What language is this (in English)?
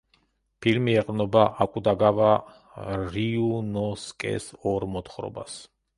Georgian